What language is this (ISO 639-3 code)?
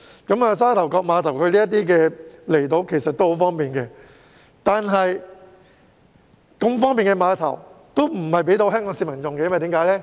yue